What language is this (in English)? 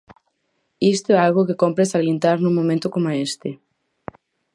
Galician